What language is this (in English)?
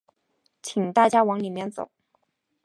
Chinese